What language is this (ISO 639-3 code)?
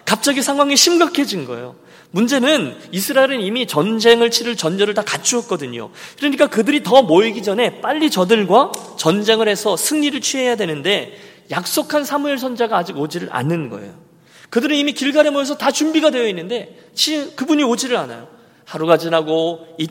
kor